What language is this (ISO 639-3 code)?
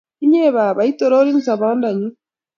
kln